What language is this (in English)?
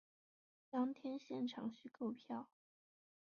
Chinese